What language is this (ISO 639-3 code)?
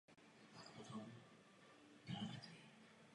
ces